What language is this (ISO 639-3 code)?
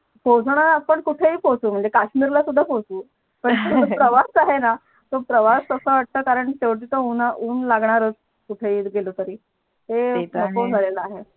mar